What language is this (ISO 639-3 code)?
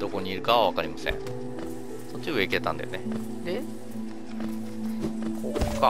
jpn